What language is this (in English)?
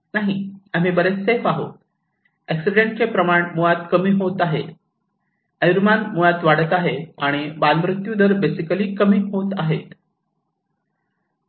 Marathi